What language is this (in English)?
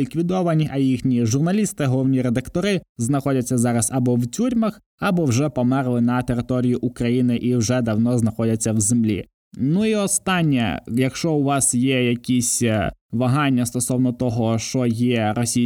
Ukrainian